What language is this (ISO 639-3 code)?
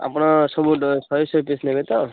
ori